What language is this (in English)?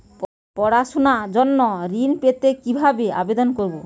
Bangla